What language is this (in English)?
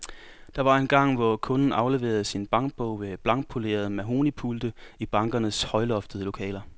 Danish